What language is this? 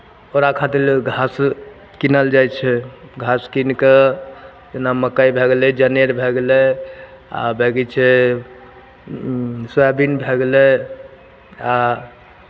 Maithili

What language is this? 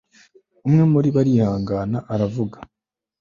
Kinyarwanda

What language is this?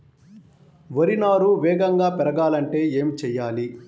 Telugu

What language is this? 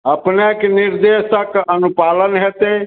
Maithili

